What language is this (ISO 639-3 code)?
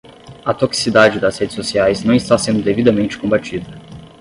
por